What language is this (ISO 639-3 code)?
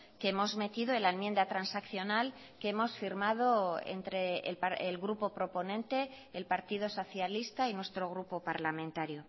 spa